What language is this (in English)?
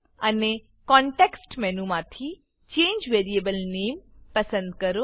Gujarati